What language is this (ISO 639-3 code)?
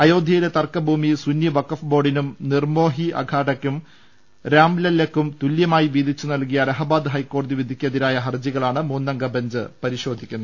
mal